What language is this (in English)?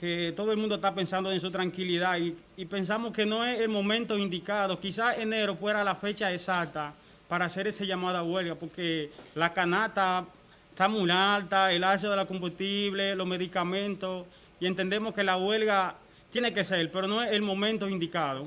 Spanish